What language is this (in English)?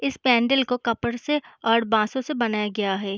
Hindi